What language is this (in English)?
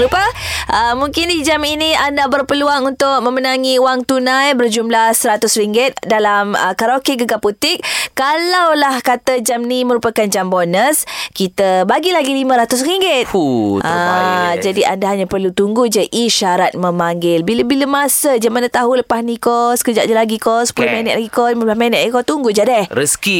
Malay